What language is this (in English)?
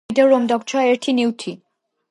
Georgian